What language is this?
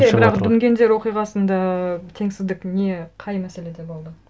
Kazakh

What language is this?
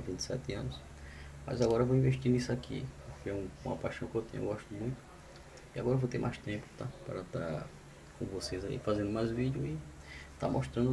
Portuguese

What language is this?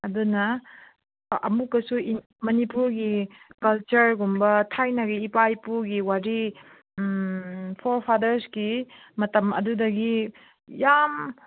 Manipuri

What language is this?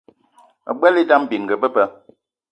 Eton (Cameroon)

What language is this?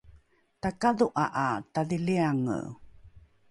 Rukai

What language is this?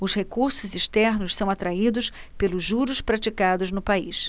Portuguese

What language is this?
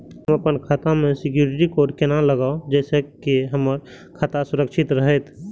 Maithili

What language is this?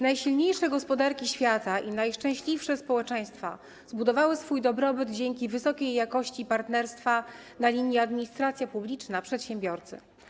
Polish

